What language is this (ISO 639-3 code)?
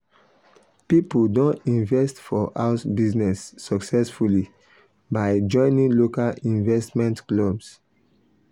pcm